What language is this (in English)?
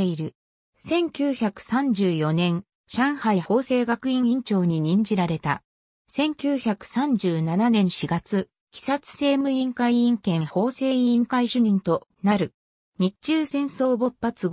Japanese